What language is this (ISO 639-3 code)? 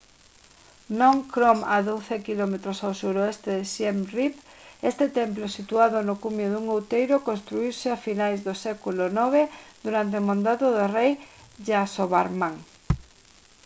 glg